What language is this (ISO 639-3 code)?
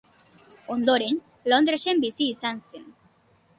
eus